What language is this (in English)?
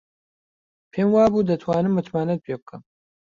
Central Kurdish